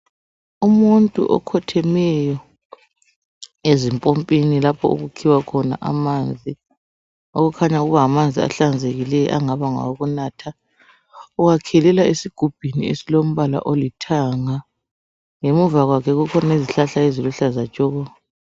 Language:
North Ndebele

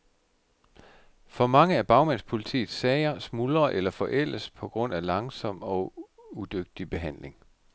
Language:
Danish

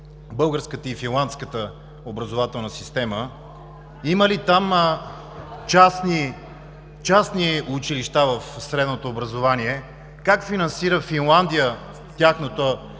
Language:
Bulgarian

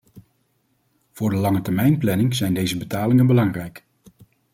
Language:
Dutch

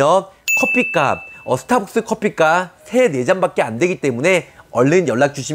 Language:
Korean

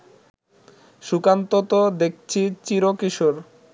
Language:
Bangla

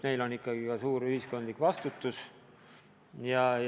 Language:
Estonian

